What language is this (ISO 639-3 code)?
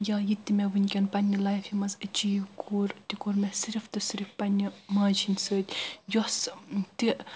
kas